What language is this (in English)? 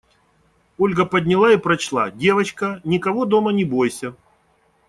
Russian